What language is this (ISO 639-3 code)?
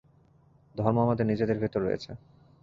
ben